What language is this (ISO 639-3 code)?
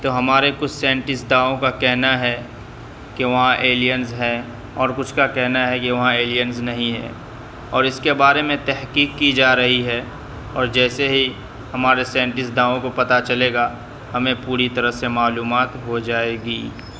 urd